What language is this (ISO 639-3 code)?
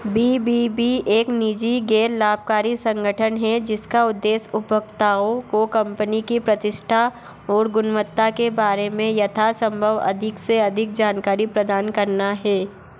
hin